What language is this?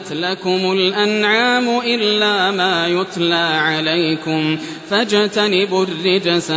Arabic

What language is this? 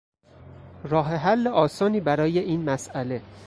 Persian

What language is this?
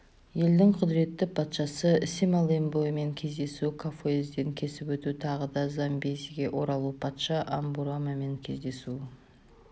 Kazakh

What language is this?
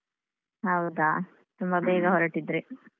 Kannada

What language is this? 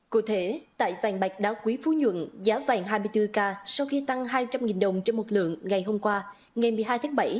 Vietnamese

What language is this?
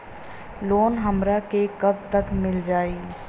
Bhojpuri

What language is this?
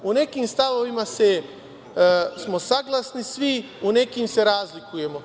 Serbian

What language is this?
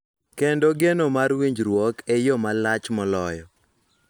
Luo (Kenya and Tanzania)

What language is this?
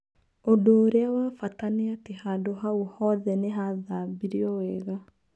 Kikuyu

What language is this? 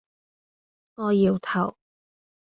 Cantonese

